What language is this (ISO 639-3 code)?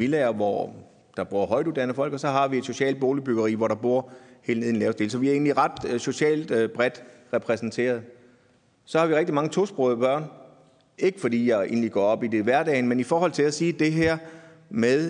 dan